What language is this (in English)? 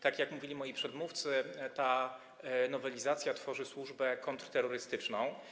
Polish